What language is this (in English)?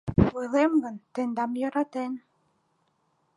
Mari